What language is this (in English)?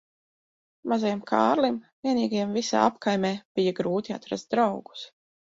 Latvian